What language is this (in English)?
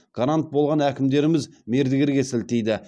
Kazakh